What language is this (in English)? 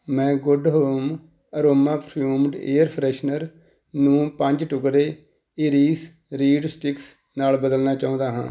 Punjabi